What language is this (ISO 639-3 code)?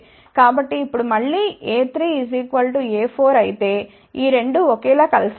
tel